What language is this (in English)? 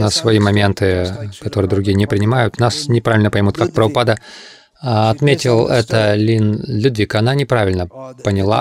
Russian